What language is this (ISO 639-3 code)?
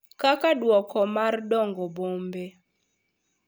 luo